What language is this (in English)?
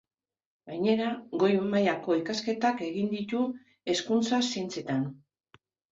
Basque